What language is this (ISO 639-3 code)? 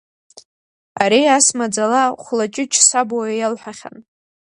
abk